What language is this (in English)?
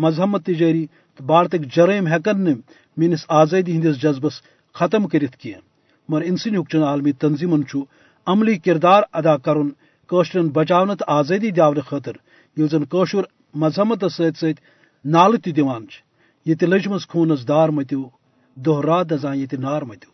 Urdu